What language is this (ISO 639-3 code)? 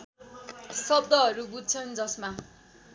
nep